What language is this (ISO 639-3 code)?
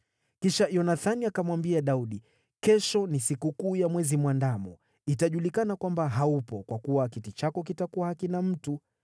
swa